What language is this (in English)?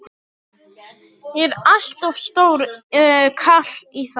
Icelandic